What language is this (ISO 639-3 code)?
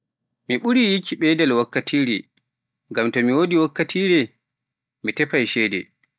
fuf